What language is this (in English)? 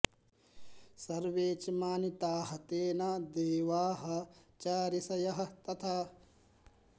Sanskrit